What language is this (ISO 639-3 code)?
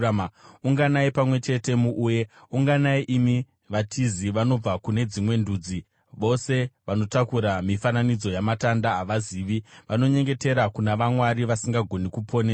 sna